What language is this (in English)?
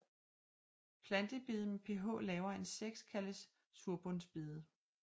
Danish